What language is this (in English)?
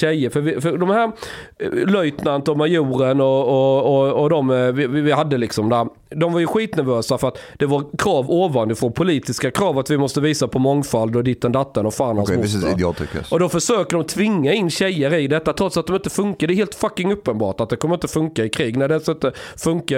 Swedish